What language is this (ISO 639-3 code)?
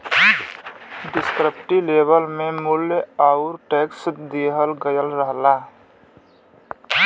bho